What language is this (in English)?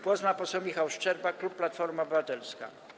Polish